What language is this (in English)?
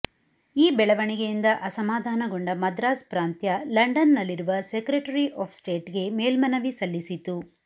Kannada